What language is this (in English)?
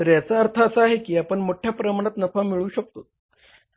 Marathi